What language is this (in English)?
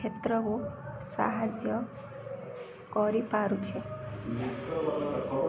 Odia